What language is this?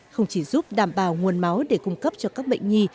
Vietnamese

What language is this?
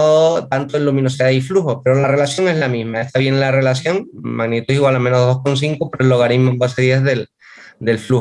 Spanish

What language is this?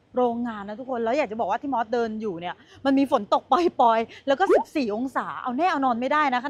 Thai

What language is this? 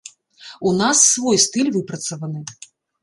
Belarusian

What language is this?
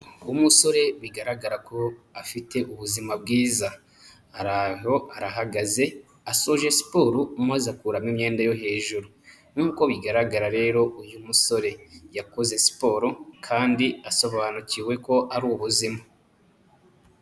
Kinyarwanda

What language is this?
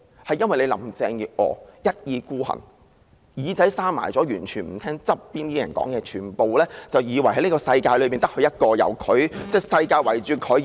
Cantonese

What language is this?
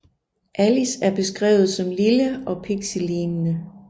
Danish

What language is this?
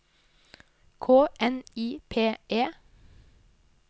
Norwegian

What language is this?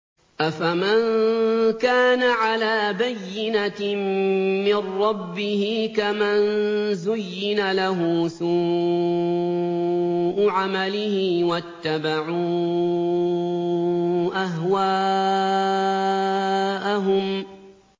Arabic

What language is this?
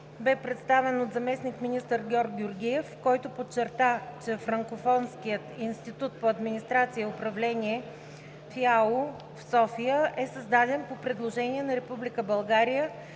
Bulgarian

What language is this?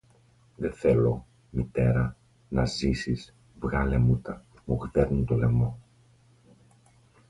Greek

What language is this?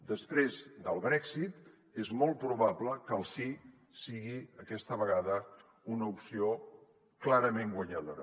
Catalan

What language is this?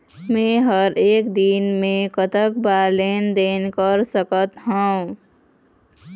Chhattisgarhi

